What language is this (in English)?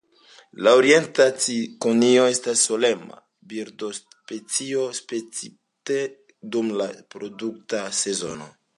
Esperanto